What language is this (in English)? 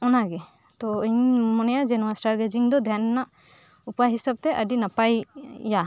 Santali